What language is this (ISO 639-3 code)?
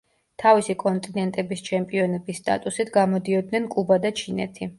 kat